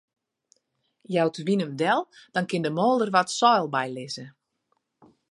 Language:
Western Frisian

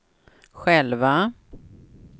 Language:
Swedish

